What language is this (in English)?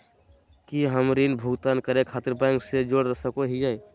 Magahi